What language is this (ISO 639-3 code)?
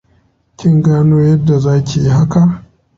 hau